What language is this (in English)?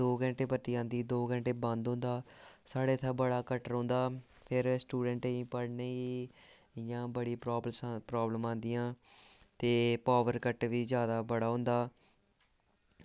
Dogri